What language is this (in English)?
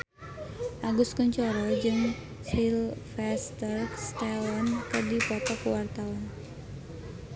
Sundanese